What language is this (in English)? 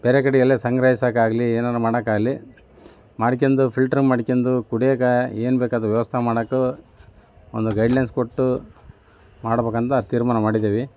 Kannada